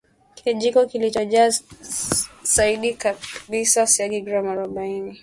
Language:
Swahili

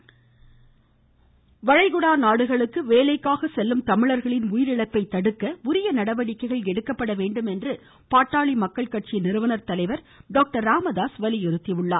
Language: Tamil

